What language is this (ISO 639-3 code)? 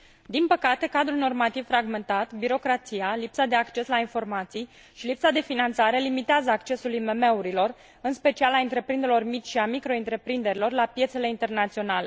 ron